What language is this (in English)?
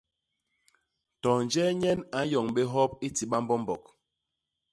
Basaa